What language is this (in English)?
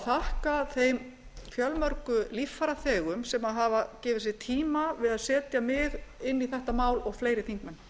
Icelandic